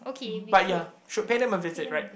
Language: English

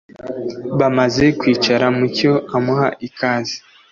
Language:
Kinyarwanda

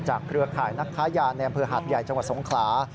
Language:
Thai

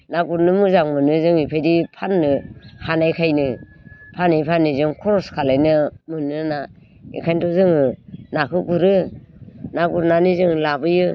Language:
Bodo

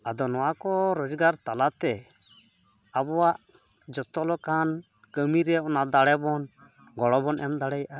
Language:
Santali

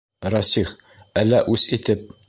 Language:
Bashkir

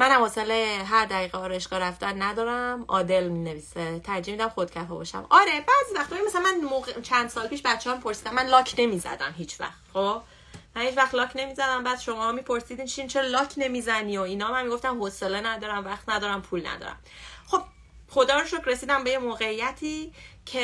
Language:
Persian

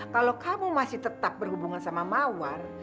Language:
Indonesian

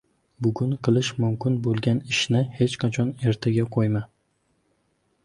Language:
Uzbek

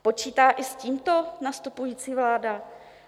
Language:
Czech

